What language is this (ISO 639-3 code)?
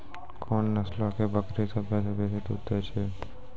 mai